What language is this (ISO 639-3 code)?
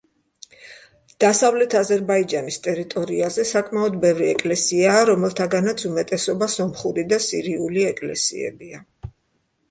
kat